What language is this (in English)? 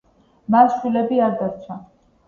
Georgian